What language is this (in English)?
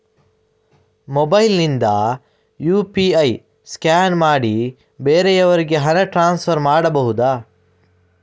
Kannada